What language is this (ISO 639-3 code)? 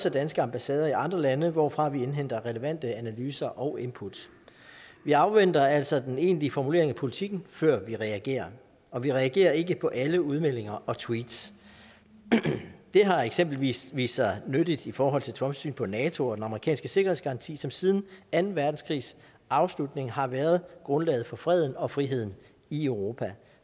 dan